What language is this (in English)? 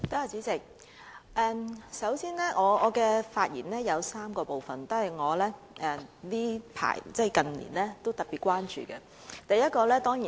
Cantonese